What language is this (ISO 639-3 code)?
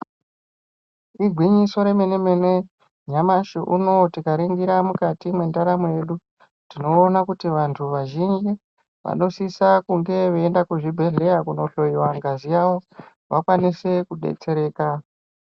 ndc